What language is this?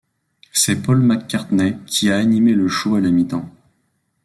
French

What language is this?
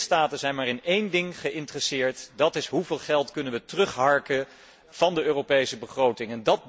Dutch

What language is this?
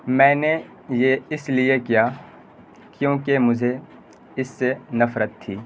Urdu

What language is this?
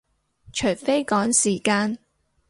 Cantonese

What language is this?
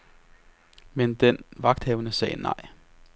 Danish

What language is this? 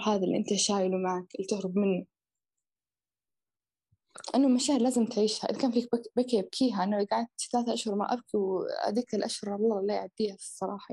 Arabic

